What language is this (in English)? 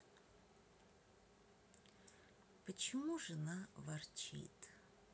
Russian